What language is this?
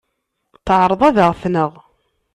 Kabyle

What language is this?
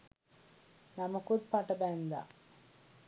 Sinhala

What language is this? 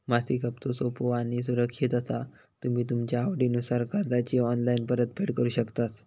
Marathi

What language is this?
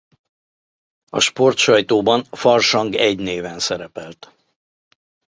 Hungarian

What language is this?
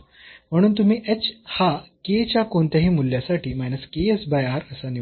Marathi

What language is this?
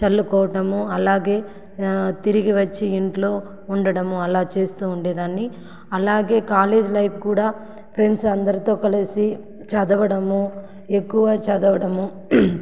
Telugu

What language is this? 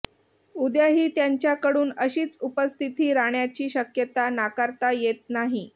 Marathi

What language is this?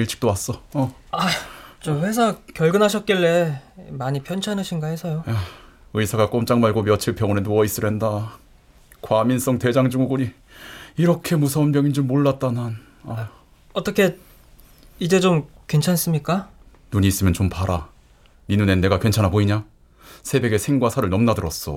Korean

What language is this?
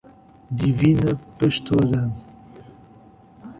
Portuguese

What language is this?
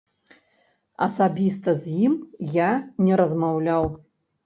Belarusian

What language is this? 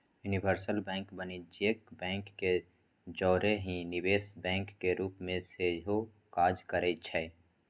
Magahi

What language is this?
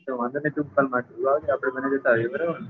Gujarati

